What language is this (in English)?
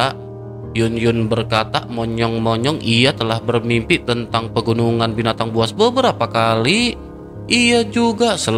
Indonesian